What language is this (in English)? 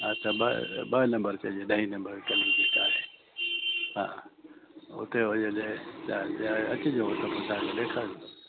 Sindhi